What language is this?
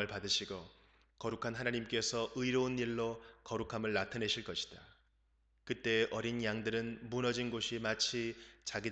Korean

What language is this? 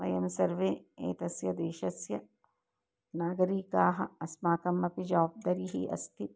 Sanskrit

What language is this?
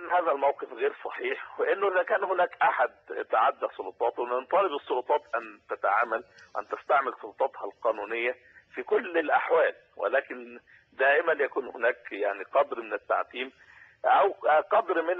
Arabic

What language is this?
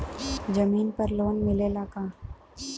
Bhojpuri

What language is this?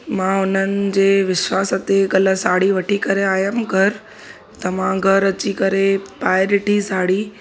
Sindhi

